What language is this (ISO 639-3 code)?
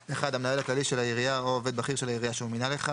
heb